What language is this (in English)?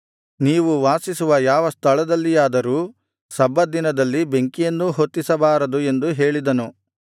Kannada